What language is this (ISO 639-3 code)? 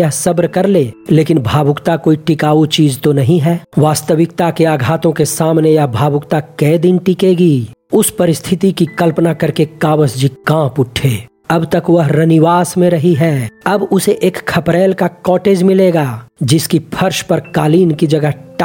hin